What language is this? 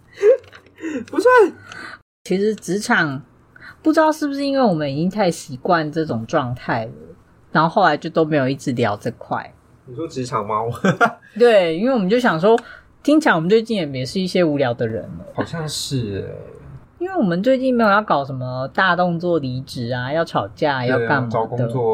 Chinese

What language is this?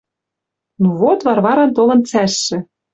Western Mari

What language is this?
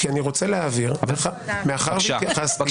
Hebrew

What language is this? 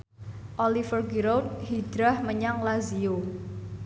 Javanese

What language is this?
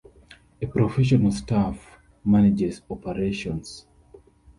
English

